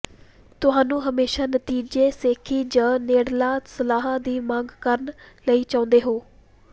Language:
Punjabi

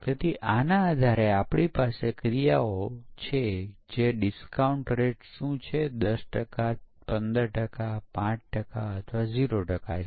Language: Gujarati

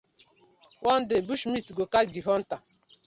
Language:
Nigerian Pidgin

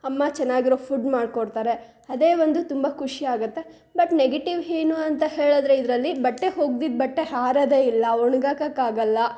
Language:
Kannada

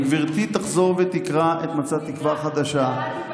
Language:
Hebrew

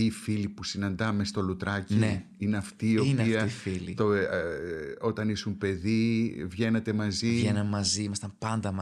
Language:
Greek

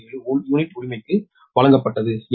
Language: Tamil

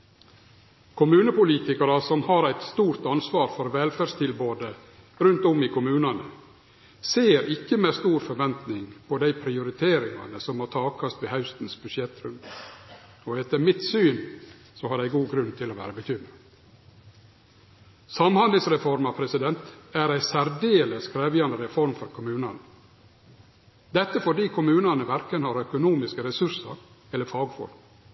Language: Norwegian Nynorsk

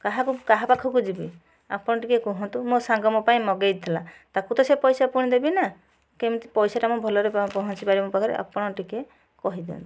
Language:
Odia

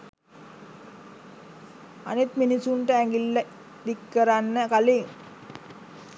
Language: Sinhala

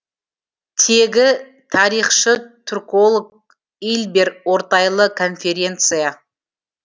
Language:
Kazakh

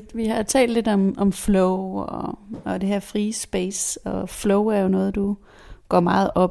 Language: Danish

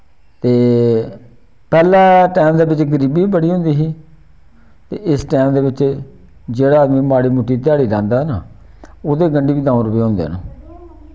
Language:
Dogri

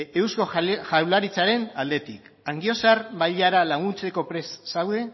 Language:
Basque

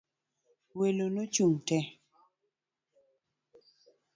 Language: Luo (Kenya and Tanzania)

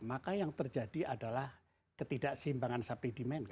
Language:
Indonesian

